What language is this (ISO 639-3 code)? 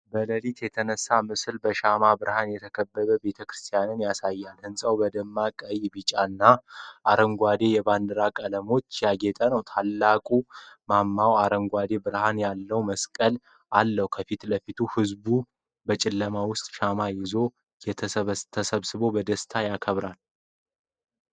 amh